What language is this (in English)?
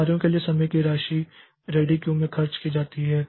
Hindi